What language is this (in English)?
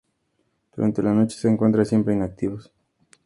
Spanish